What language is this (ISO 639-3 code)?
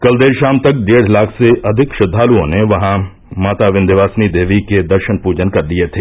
hin